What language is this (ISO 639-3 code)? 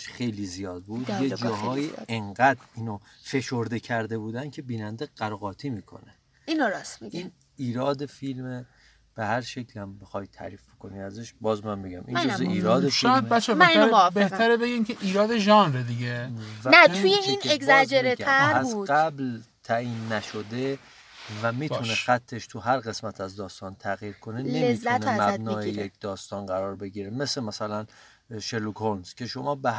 fas